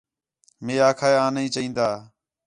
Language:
Khetrani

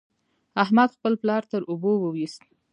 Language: Pashto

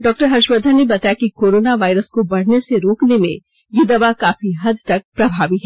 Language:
Hindi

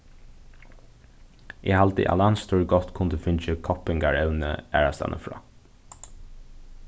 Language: Faroese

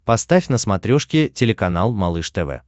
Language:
Russian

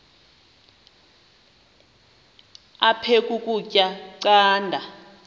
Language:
Xhosa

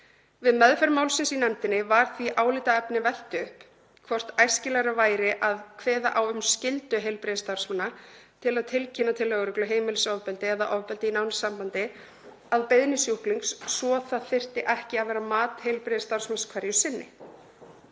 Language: Icelandic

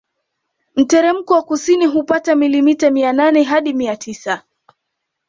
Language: Swahili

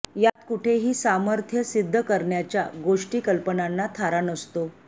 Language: Marathi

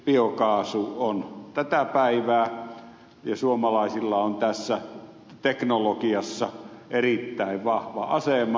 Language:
Finnish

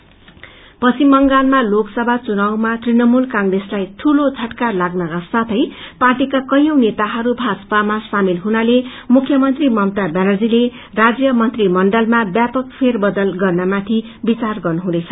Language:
Nepali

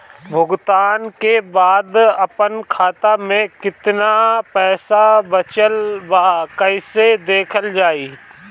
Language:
Bhojpuri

